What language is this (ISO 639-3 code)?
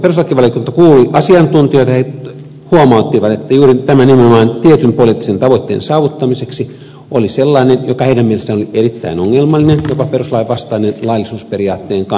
fin